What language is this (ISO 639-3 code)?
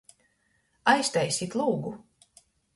ltg